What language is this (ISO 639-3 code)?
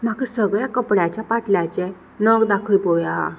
kok